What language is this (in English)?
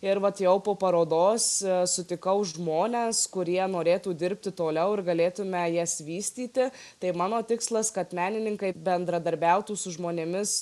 Lithuanian